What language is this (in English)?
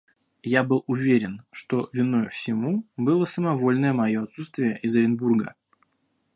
Russian